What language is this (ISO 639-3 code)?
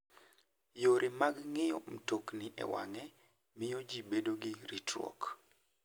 luo